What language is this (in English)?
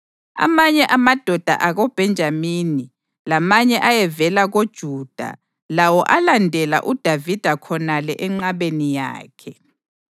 North Ndebele